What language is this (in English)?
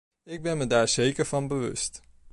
Dutch